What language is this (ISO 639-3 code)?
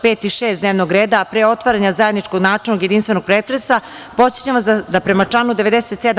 srp